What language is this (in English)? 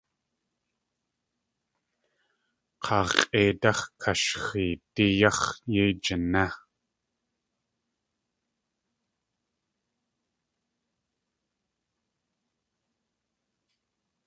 Tlingit